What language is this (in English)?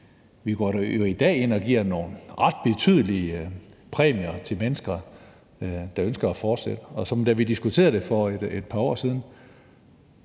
Danish